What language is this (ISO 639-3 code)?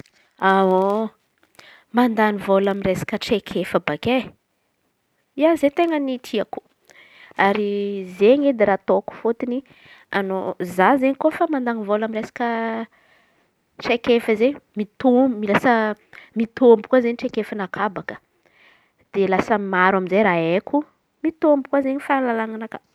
xmv